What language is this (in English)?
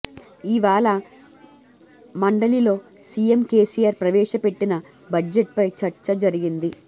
Telugu